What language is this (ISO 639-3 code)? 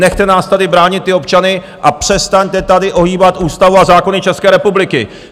ces